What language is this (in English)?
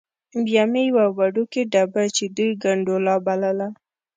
Pashto